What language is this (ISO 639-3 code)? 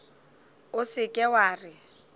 nso